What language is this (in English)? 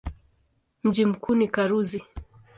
Swahili